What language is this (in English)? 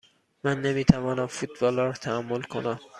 Persian